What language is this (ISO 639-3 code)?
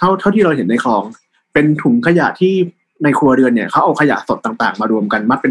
tha